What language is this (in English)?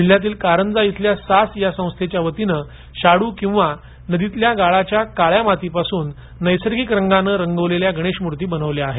Marathi